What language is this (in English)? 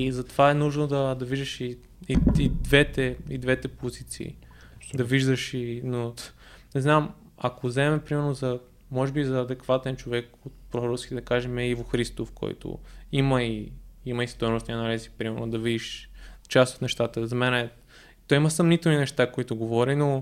Bulgarian